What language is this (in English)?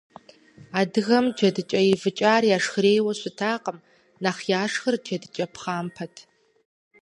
Kabardian